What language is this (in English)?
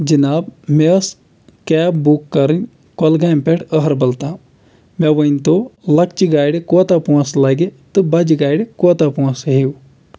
Kashmiri